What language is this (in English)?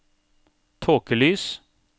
Norwegian